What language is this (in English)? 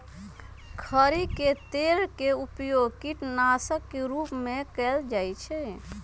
Magahi